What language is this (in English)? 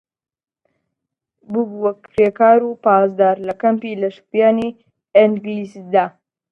Central Kurdish